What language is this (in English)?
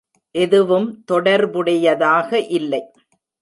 Tamil